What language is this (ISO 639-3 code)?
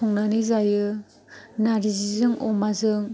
brx